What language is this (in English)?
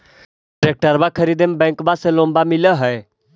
Magahi